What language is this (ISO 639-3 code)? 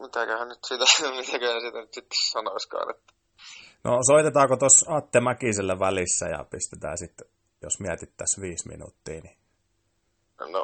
fin